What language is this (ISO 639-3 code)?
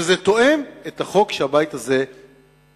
heb